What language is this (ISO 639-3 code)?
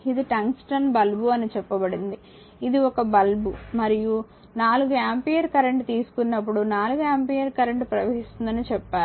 tel